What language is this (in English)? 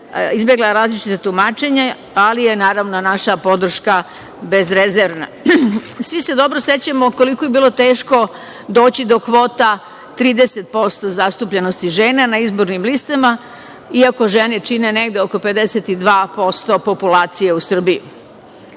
Serbian